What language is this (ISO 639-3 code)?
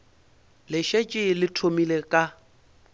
nso